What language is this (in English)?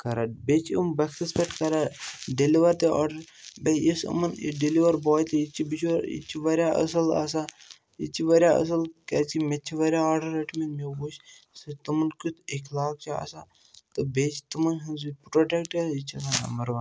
Kashmiri